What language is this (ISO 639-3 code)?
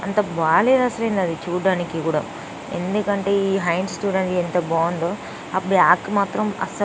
tel